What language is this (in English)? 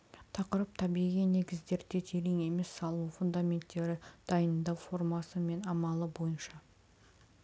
Kazakh